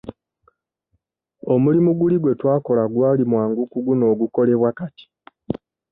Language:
Ganda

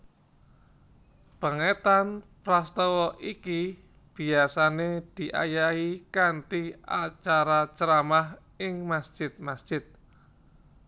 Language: Javanese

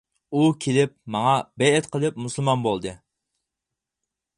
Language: Uyghur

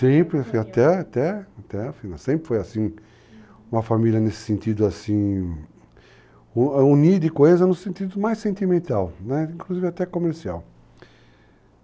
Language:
Portuguese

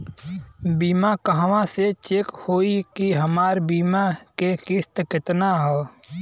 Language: Bhojpuri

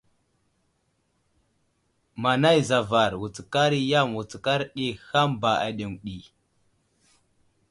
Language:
Wuzlam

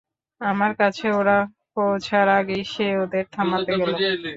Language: Bangla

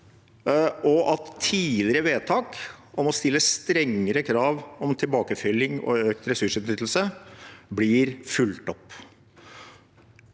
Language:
Norwegian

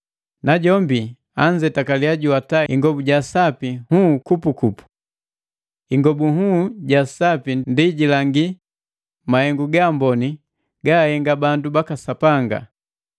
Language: Matengo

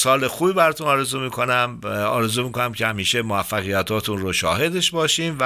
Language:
Persian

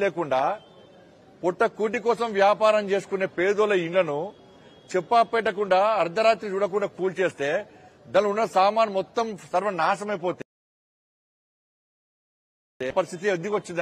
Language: Telugu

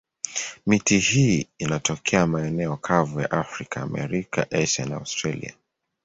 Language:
Swahili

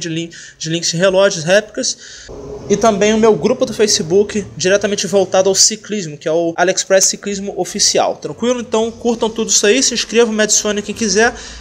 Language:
Portuguese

